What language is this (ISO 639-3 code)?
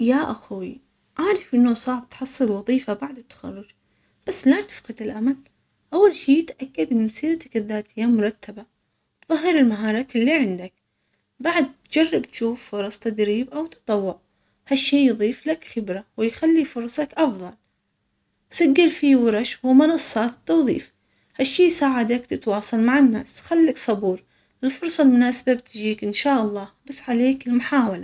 acx